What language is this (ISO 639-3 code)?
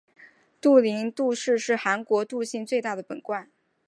zho